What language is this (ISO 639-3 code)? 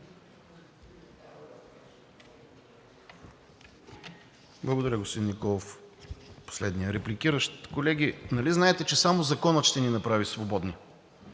bul